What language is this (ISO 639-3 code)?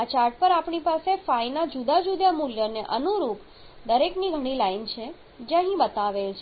guj